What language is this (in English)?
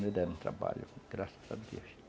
Portuguese